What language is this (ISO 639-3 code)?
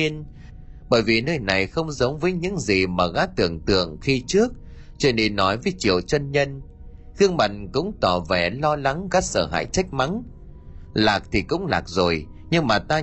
vie